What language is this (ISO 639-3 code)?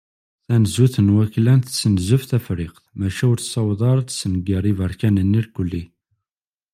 kab